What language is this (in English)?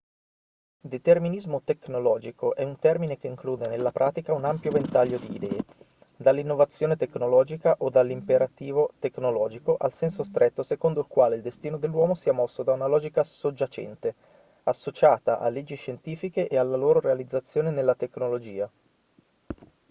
Italian